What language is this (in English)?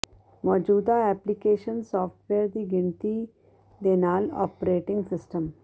Punjabi